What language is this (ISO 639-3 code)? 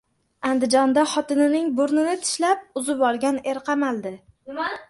uzb